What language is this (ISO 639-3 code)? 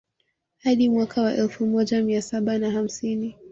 swa